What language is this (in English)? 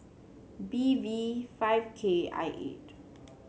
English